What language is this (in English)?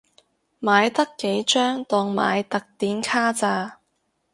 Cantonese